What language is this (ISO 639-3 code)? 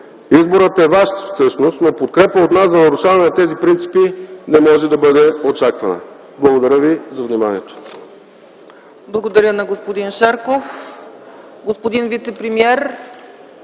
bul